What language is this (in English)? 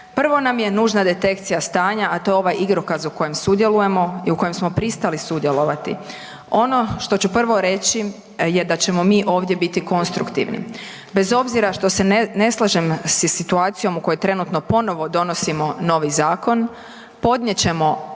Croatian